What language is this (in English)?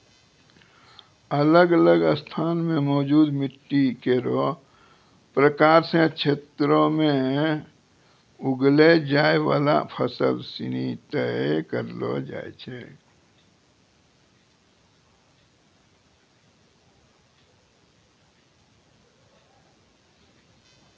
Maithili